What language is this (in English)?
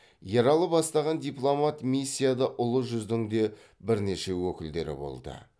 Kazakh